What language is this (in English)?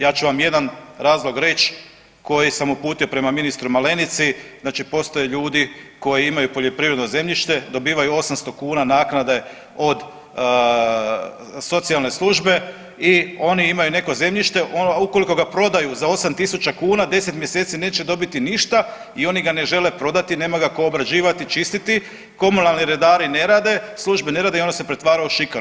Croatian